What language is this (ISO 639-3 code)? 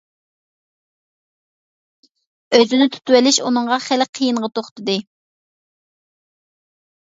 uig